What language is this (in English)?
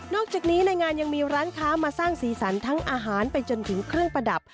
Thai